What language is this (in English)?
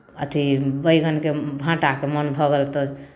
Maithili